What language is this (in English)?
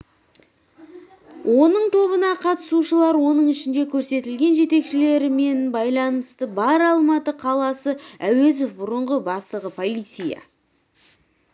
Kazakh